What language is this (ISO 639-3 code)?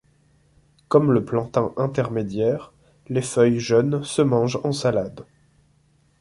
fra